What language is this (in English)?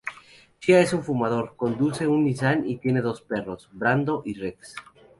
Spanish